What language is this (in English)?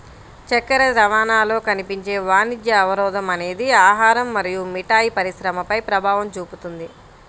Telugu